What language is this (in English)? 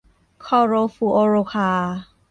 Thai